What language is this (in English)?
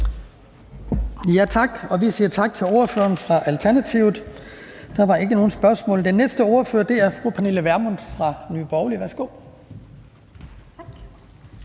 Danish